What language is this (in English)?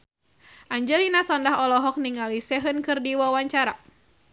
Sundanese